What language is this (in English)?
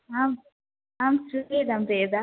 Sanskrit